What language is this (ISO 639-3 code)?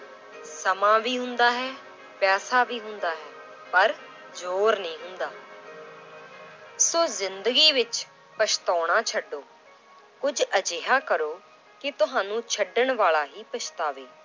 pan